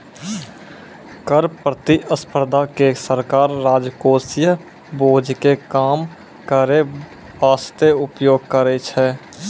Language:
Maithili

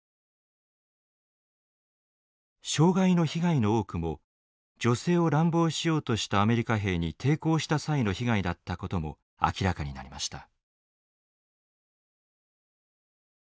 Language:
Japanese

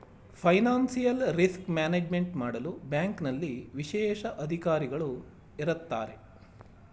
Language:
Kannada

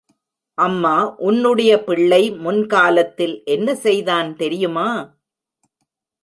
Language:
Tamil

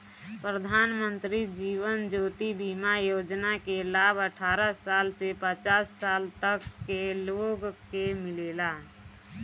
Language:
Bhojpuri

